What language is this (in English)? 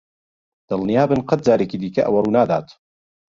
Central Kurdish